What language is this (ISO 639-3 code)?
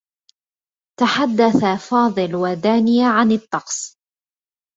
ara